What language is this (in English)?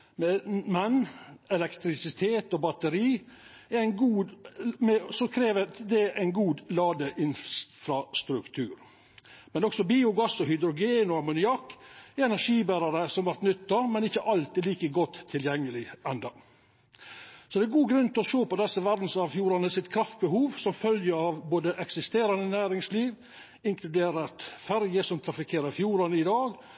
Norwegian Nynorsk